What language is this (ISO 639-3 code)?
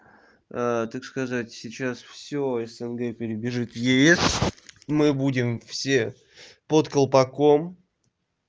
rus